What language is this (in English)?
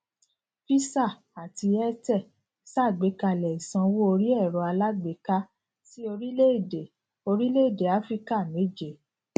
Yoruba